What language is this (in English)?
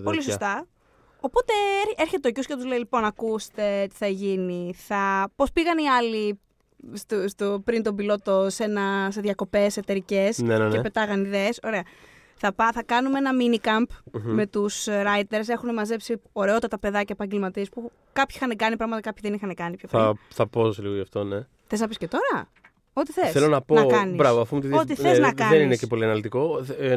Greek